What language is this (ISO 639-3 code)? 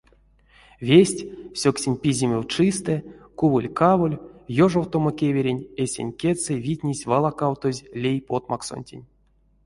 myv